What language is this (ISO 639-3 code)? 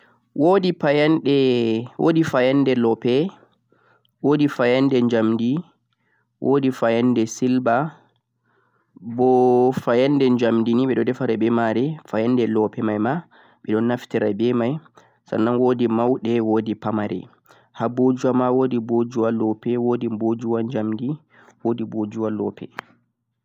fuq